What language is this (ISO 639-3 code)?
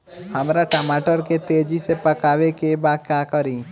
bho